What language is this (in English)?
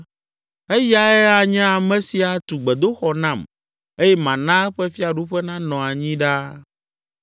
Ewe